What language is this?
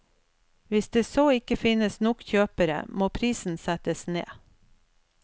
Norwegian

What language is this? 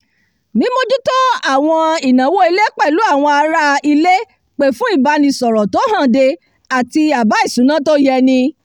Yoruba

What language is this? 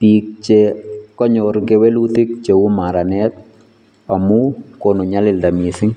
Kalenjin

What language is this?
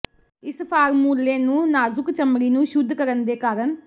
Punjabi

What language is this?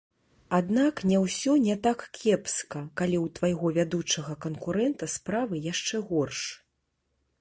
Belarusian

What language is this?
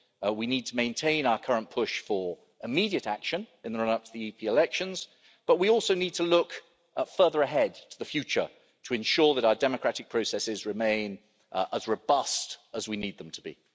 English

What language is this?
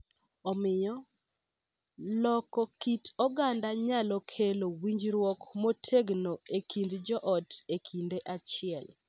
Luo (Kenya and Tanzania)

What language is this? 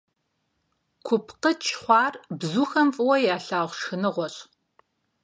Kabardian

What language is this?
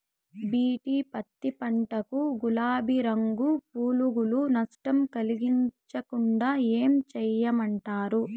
Telugu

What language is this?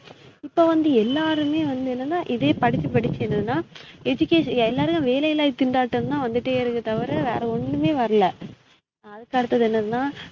Tamil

